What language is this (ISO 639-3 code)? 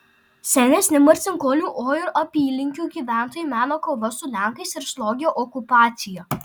lit